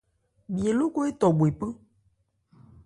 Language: Ebrié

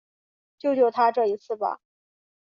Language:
Chinese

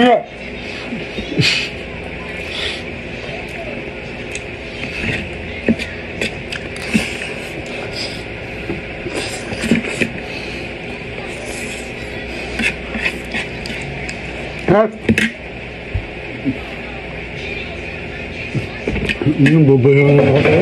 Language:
Filipino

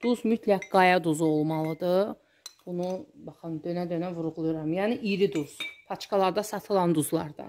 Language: Turkish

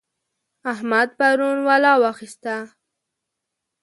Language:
Pashto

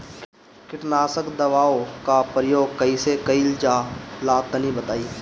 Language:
Bhojpuri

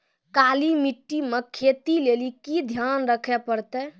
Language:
Maithili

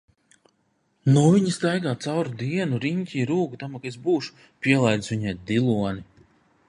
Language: Latvian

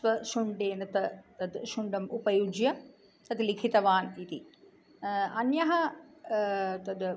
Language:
Sanskrit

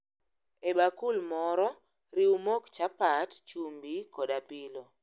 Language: Luo (Kenya and Tanzania)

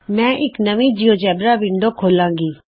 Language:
Punjabi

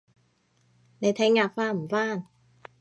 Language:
Cantonese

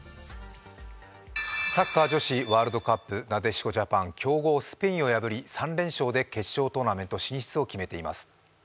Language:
Japanese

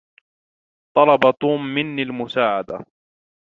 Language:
Arabic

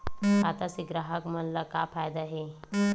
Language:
Chhattisgarhi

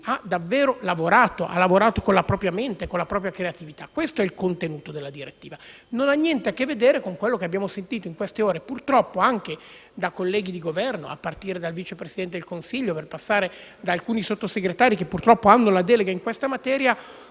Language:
Italian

